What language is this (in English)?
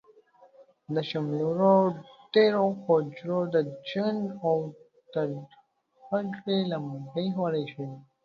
Pashto